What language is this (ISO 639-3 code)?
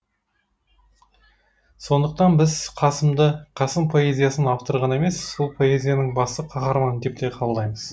kaz